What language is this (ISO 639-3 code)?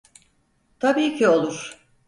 tur